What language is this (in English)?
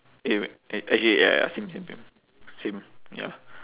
English